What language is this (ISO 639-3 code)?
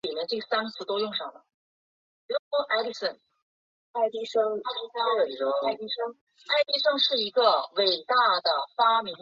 zho